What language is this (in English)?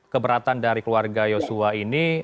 Indonesian